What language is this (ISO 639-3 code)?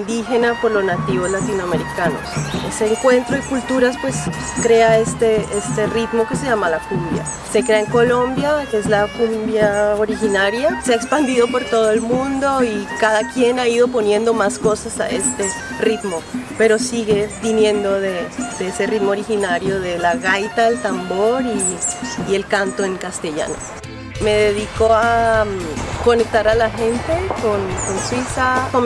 spa